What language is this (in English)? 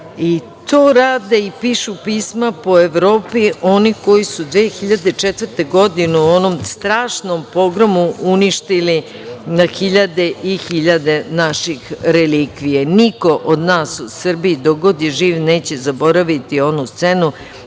Serbian